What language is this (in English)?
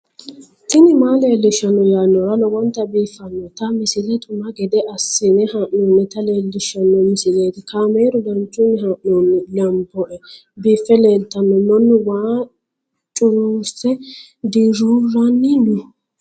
Sidamo